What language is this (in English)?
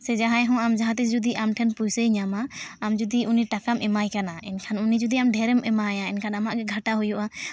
Santali